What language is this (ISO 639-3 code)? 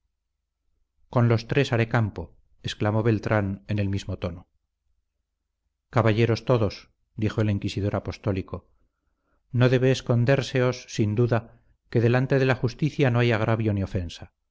spa